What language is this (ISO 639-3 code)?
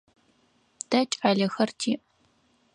ady